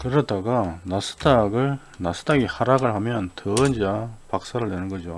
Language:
Korean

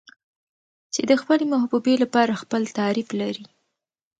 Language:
Pashto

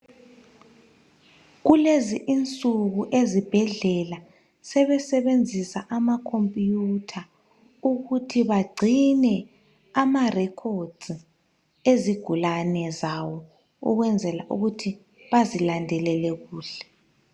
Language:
North Ndebele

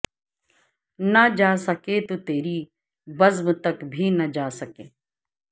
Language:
Urdu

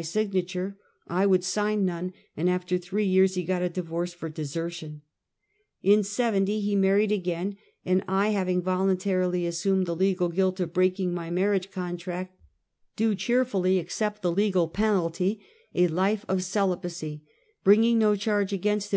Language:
English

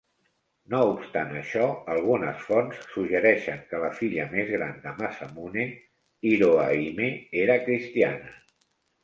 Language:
Catalan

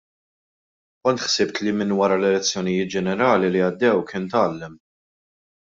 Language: Maltese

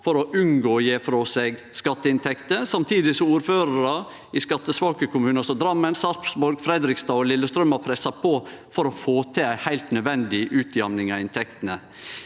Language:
Norwegian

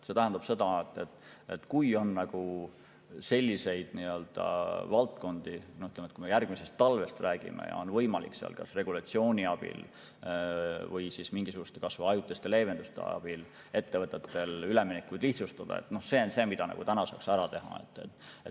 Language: Estonian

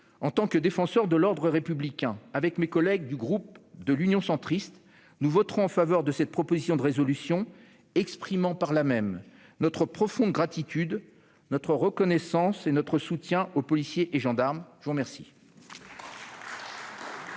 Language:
French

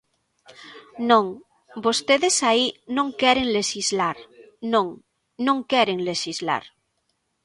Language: Galician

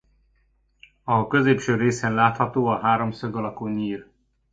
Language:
Hungarian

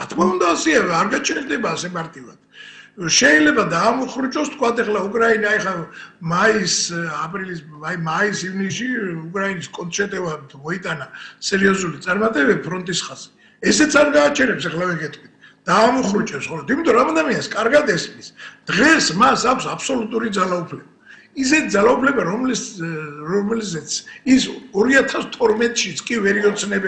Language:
Italian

